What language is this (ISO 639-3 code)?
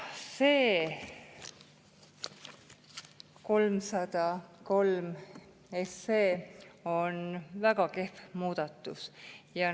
est